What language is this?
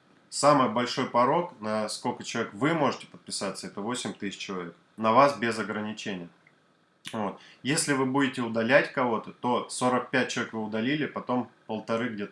Russian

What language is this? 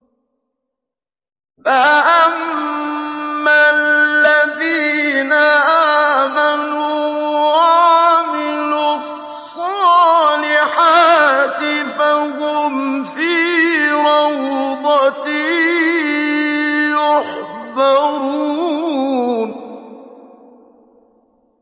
Arabic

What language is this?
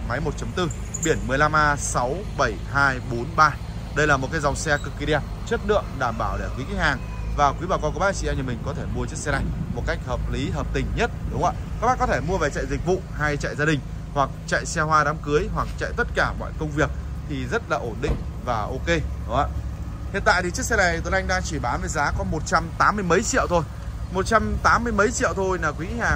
Vietnamese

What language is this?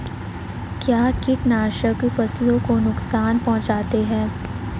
Hindi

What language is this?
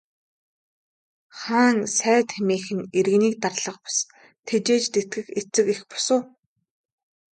Mongolian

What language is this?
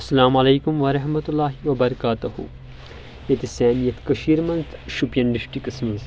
Kashmiri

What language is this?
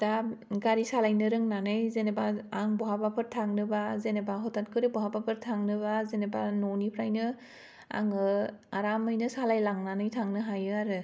Bodo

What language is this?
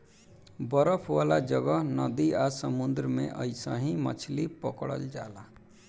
Bhojpuri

